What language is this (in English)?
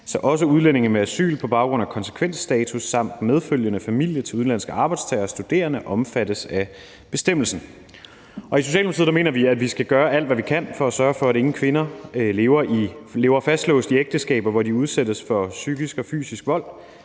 Danish